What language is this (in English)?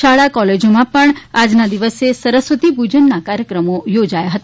Gujarati